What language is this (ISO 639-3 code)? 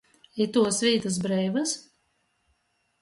ltg